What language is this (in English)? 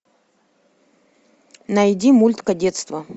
Russian